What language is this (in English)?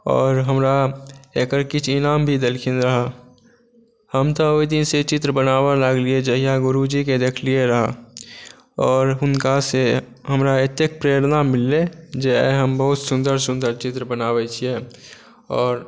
Maithili